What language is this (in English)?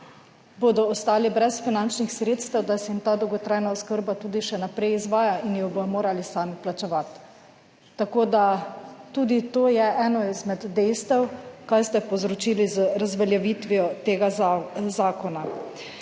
Slovenian